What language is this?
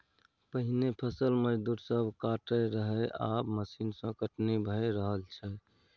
Maithili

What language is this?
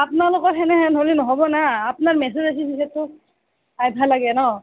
Assamese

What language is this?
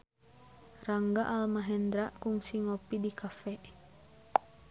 Sundanese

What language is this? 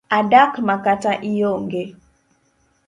Luo (Kenya and Tanzania)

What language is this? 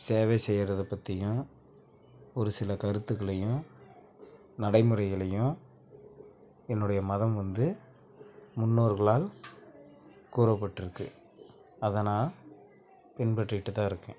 Tamil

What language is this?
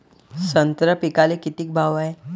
Marathi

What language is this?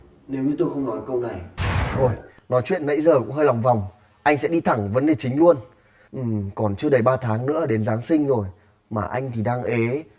Vietnamese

